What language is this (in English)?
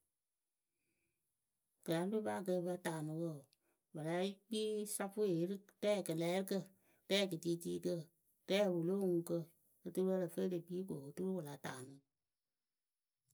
Akebu